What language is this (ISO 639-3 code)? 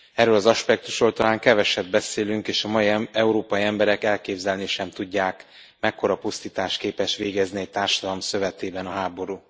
hun